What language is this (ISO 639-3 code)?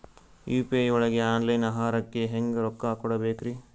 kan